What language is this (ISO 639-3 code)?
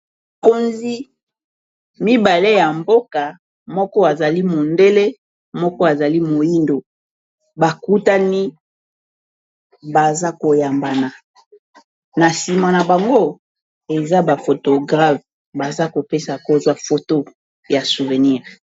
lin